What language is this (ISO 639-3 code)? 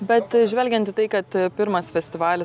lit